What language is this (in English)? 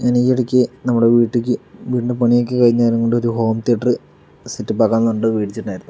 Malayalam